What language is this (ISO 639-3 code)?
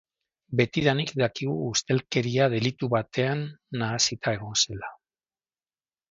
eus